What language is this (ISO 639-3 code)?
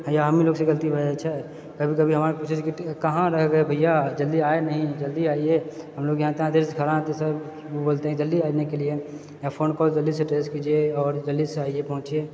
mai